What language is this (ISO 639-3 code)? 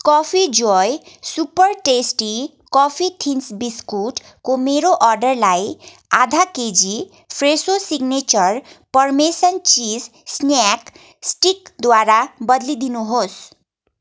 nep